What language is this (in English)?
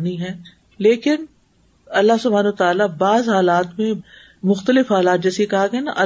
Urdu